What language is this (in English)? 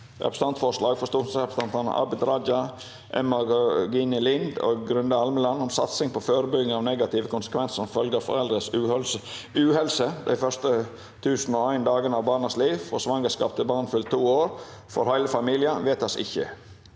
Norwegian